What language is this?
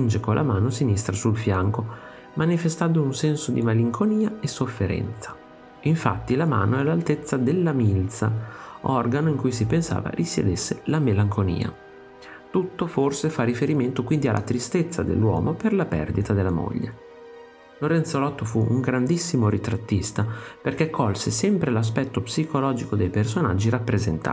Italian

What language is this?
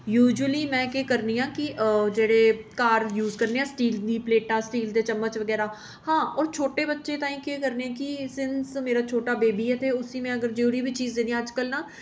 Dogri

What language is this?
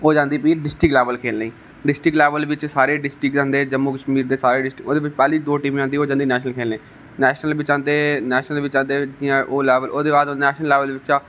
Dogri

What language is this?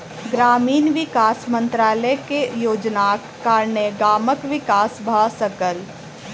Maithili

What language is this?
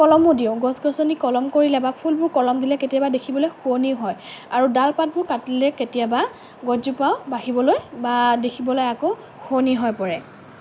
Assamese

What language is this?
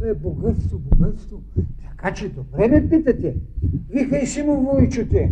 Bulgarian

